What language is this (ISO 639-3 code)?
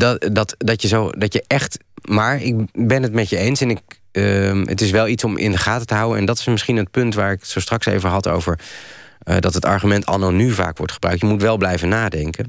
nld